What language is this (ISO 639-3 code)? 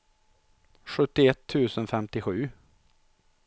swe